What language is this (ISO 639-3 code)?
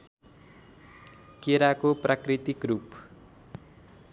nep